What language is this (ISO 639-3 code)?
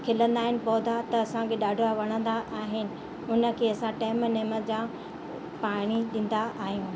snd